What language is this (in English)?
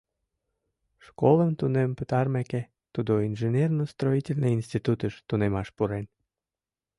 Mari